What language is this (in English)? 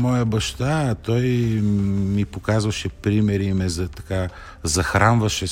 Bulgarian